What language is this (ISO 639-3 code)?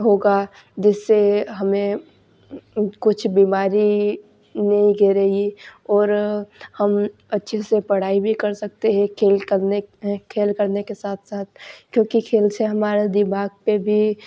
hin